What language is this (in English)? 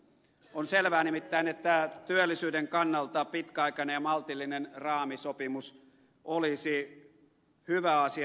Finnish